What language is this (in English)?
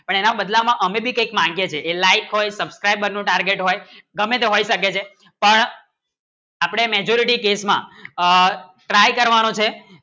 Gujarati